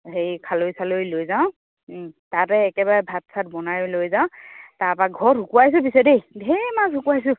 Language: Assamese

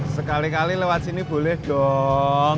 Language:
Indonesian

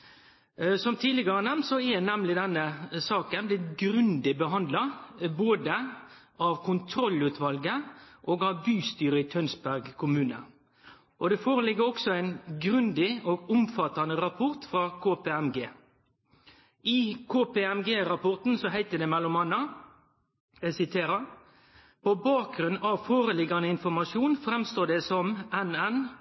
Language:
Norwegian Nynorsk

